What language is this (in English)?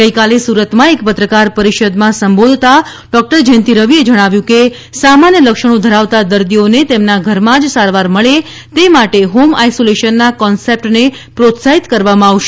Gujarati